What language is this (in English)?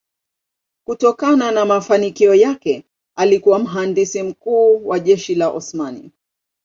Swahili